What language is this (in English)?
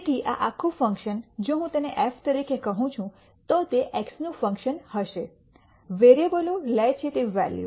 Gujarati